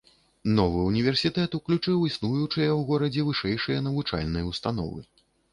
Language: Belarusian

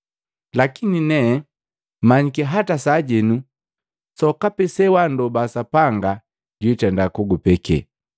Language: Matengo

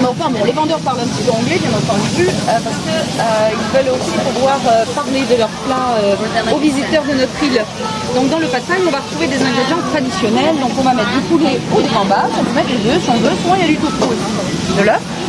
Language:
French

